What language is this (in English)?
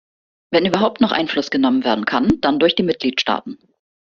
German